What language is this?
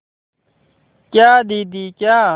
Hindi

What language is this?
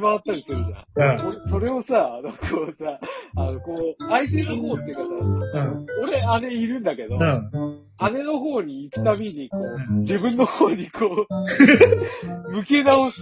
Japanese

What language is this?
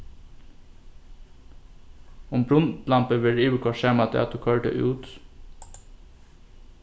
Faroese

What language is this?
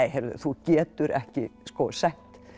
Icelandic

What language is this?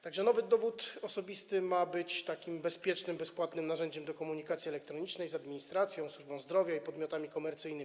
Polish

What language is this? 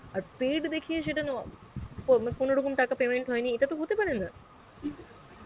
Bangla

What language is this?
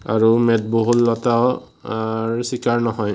Assamese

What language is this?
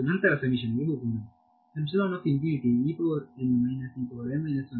Kannada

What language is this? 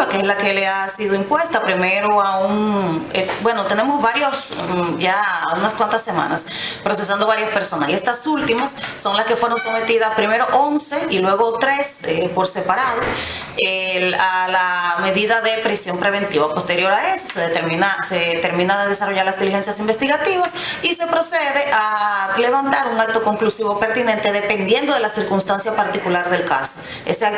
Spanish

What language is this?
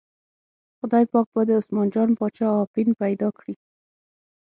Pashto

